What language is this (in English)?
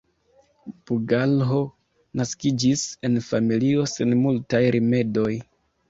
Esperanto